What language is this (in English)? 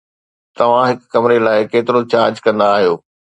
Sindhi